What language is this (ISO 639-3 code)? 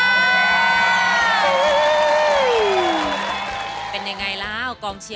tha